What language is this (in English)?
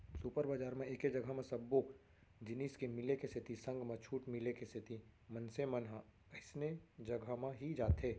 Chhattisgarhi